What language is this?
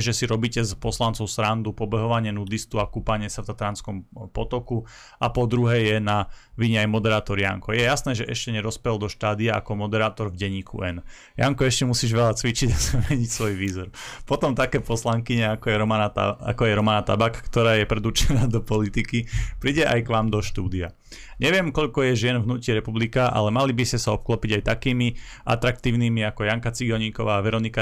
Slovak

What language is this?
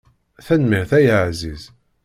Kabyle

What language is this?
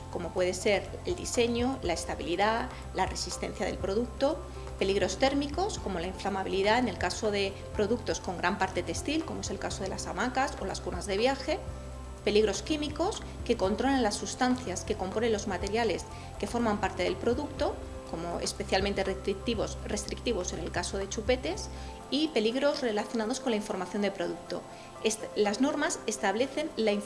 Spanish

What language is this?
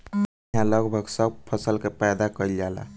Bhojpuri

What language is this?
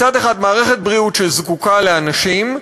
Hebrew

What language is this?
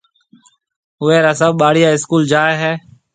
Marwari (Pakistan)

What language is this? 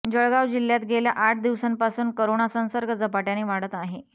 Marathi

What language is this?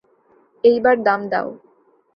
Bangla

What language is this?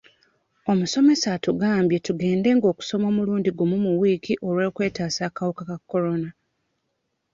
Ganda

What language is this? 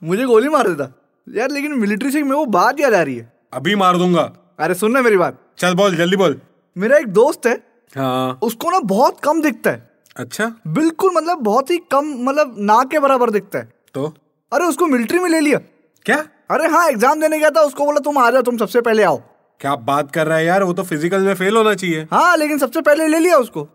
Hindi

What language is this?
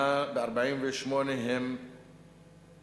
Hebrew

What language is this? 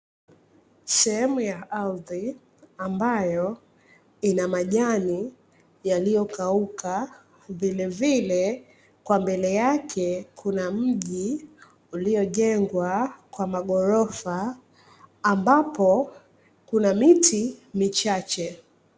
Swahili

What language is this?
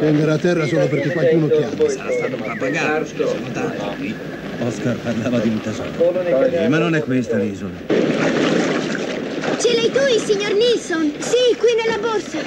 Italian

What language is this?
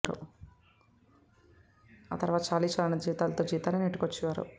Telugu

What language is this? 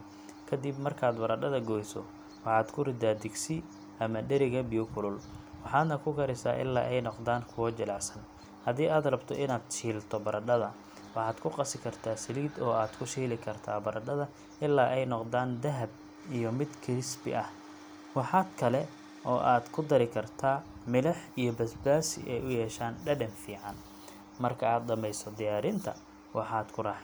Somali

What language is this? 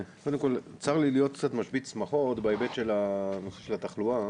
Hebrew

